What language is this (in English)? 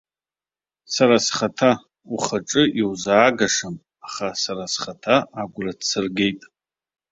Abkhazian